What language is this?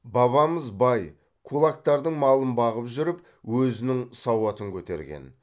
Kazakh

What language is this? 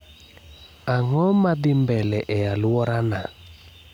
Luo (Kenya and Tanzania)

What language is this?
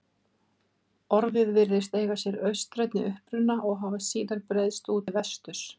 Icelandic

